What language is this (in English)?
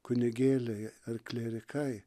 Lithuanian